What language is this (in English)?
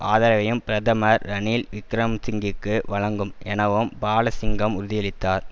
Tamil